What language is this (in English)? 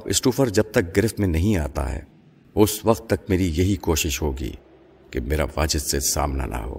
Urdu